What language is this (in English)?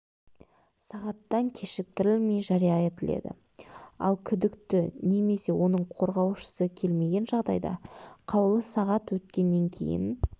Kazakh